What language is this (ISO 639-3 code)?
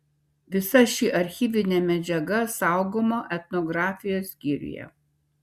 lit